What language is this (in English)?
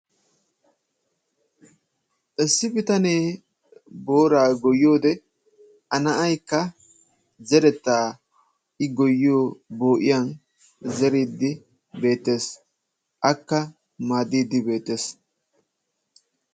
Wolaytta